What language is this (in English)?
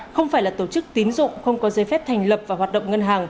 Vietnamese